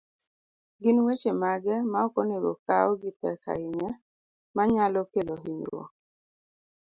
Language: Luo (Kenya and Tanzania)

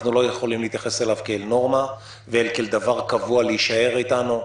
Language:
Hebrew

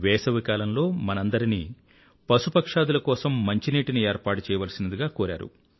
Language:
Telugu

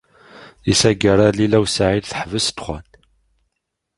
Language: Kabyle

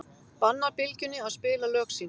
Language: Icelandic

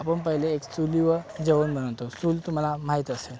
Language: Marathi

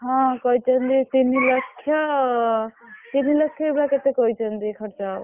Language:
Odia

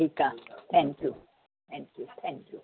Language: Sindhi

